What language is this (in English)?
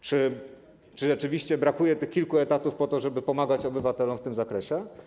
Polish